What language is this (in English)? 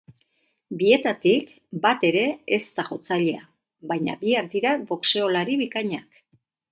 Basque